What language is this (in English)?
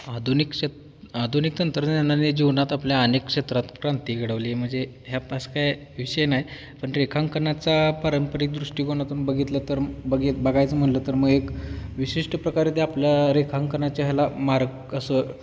Marathi